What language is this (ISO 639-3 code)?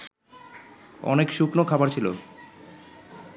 ben